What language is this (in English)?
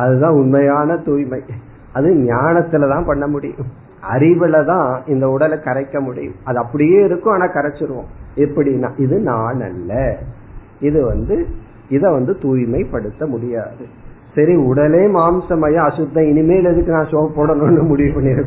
Tamil